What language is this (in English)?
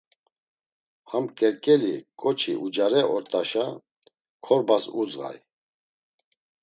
Laz